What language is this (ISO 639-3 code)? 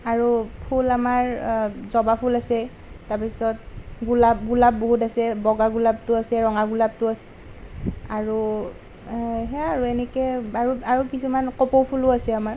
asm